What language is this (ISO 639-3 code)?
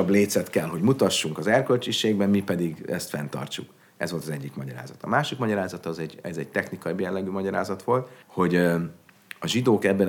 hun